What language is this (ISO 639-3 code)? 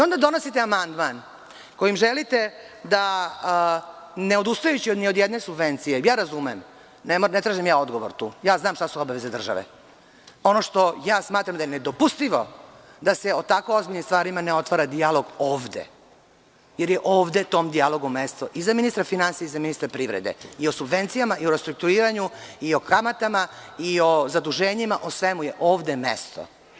srp